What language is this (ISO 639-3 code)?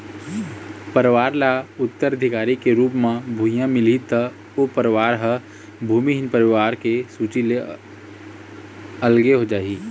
hne